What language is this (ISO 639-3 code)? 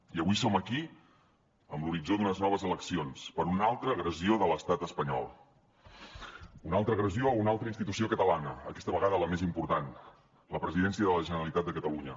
cat